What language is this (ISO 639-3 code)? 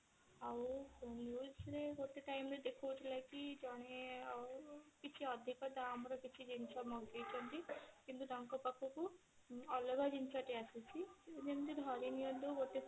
ori